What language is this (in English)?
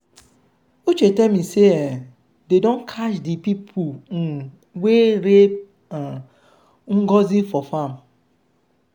Nigerian Pidgin